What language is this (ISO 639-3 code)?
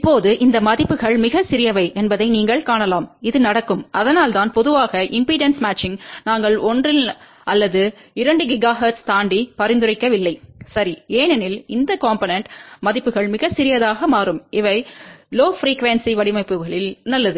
tam